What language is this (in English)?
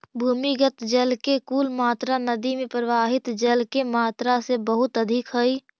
Magahi